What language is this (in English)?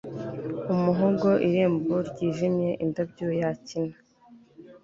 Kinyarwanda